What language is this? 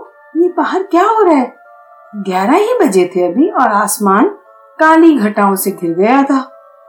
Hindi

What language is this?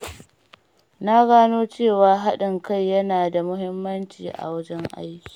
Hausa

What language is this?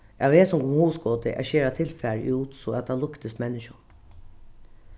Faroese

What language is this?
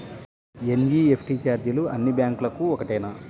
Telugu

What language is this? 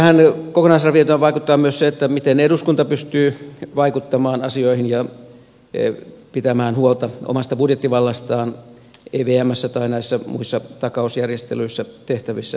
Finnish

